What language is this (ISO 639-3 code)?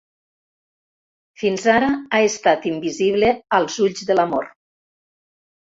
cat